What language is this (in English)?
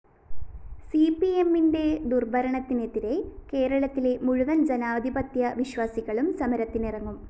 Malayalam